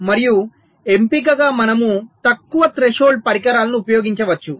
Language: Telugu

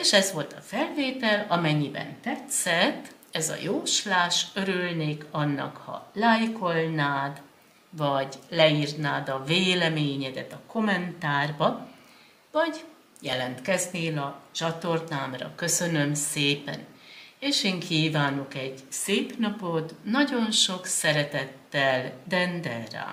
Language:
Hungarian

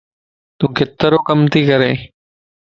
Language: Lasi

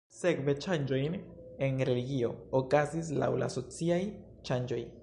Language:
Esperanto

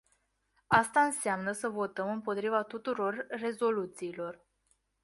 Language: Romanian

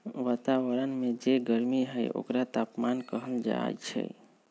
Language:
Magahi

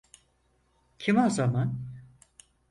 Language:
Turkish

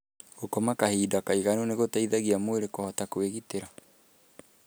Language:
Kikuyu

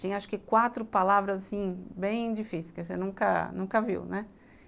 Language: Portuguese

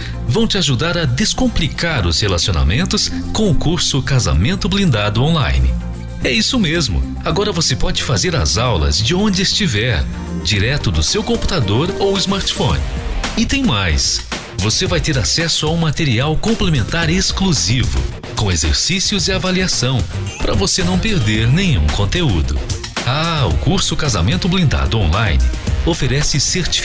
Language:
Portuguese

